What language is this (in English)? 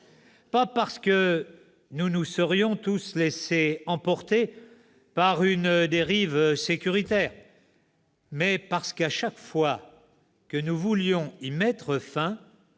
French